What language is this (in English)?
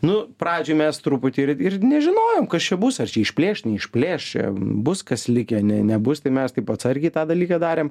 Lithuanian